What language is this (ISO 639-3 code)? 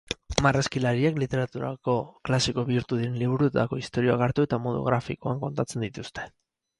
eus